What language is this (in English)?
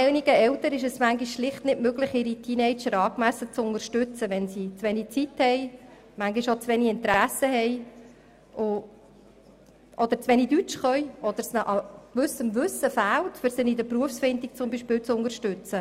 Swiss German